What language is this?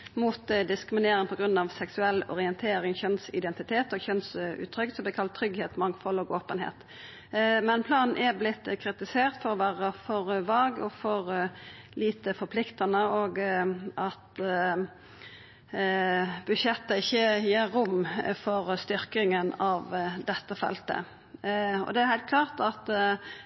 Norwegian Nynorsk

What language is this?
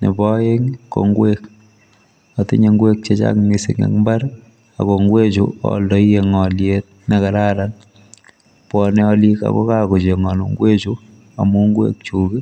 Kalenjin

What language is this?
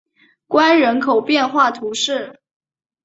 Chinese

